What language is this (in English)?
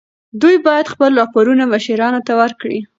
Pashto